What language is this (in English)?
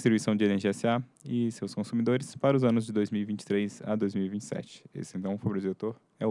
Portuguese